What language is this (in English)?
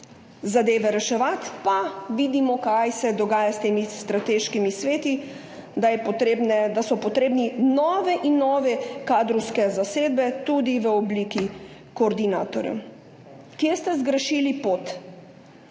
Slovenian